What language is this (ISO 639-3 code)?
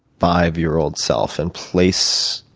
eng